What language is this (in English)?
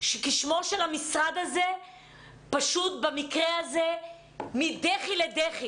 Hebrew